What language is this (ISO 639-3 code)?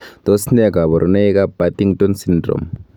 kln